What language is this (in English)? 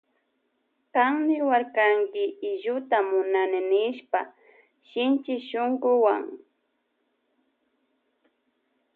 Loja Highland Quichua